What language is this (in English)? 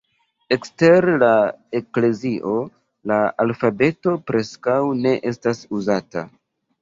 Esperanto